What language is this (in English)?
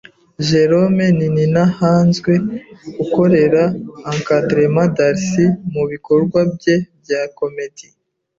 Kinyarwanda